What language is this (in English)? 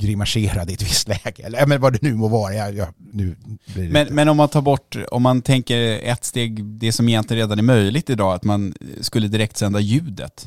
Swedish